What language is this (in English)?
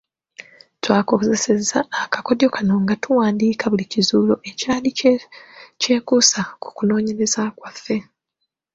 Ganda